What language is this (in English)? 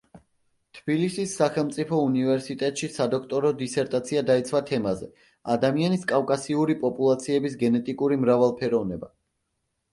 Georgian